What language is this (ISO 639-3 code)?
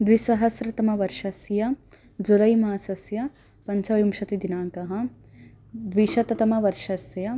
san